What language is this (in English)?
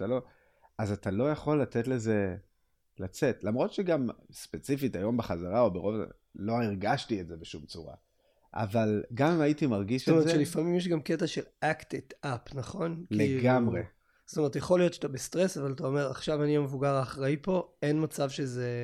Hebrew